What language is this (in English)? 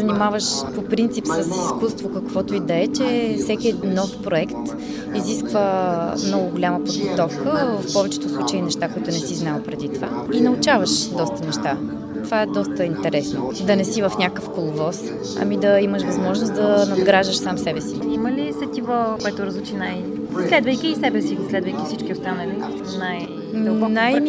Bulgarian